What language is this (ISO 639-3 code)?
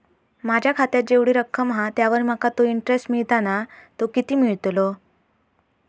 mar